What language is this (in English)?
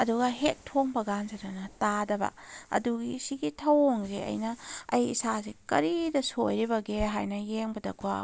Manipuri